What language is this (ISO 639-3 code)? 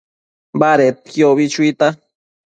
mcf